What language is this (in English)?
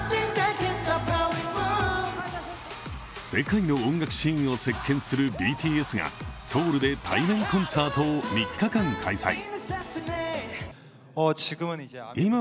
Japanese